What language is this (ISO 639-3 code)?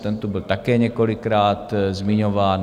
ces